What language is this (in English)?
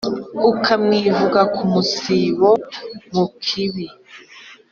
Kinyarwanda